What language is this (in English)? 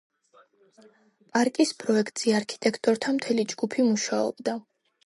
Georgian